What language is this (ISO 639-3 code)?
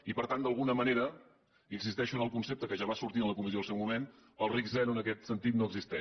cat